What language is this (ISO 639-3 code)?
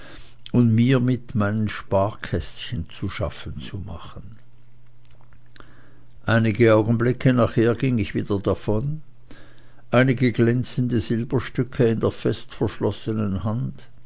deu